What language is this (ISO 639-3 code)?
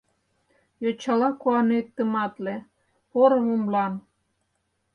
chm